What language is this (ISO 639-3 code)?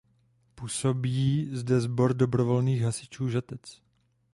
ces